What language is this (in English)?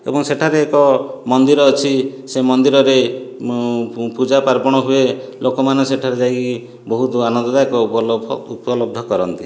Odia